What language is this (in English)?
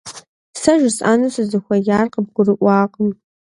Kabardian